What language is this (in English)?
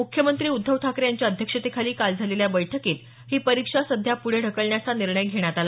Marathi